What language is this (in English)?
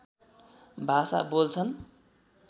Nepali